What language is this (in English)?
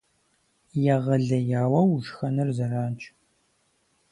Kabardian